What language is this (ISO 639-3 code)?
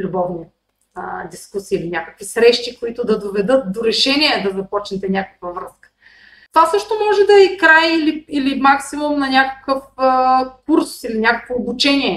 bul